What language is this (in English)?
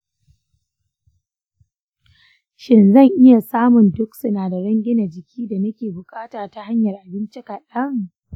Hausa